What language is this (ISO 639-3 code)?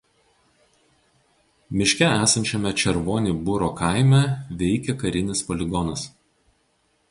lit